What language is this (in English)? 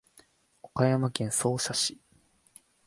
Japanese